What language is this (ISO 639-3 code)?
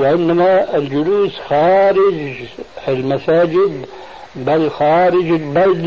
ara